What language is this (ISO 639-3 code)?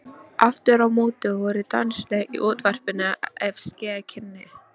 isl